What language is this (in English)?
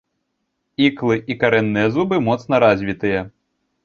Belarusian